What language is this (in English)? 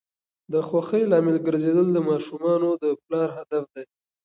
Pashto